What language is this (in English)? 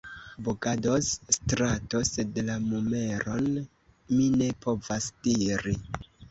Esperanto